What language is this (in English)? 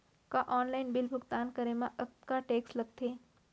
Chhattisgarhi